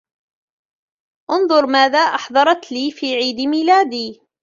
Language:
Arabic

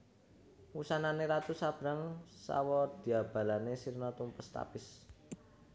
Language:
Javanese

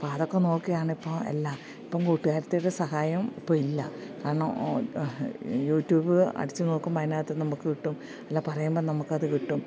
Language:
Malayalam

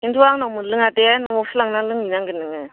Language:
Bodo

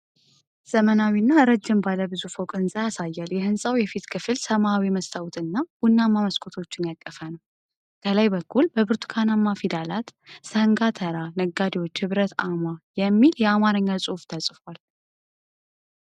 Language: Amharic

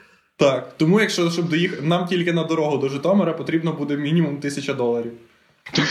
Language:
Ukrainian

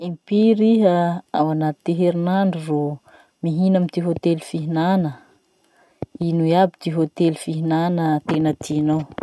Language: Masikoro Malagasy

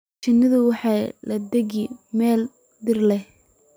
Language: Somali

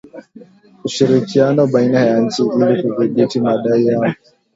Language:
Swahili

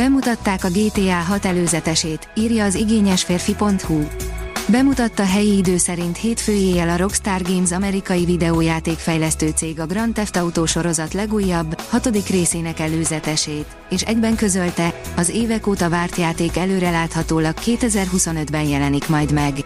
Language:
Hungarian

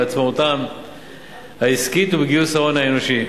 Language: Hebrew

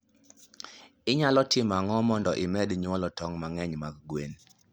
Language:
Luo (Kenya and Tanzania)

